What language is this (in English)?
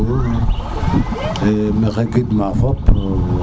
Serer